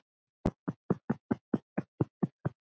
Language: Icelandic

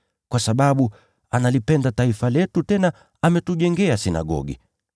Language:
Swahili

